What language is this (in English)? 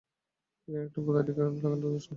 Bangla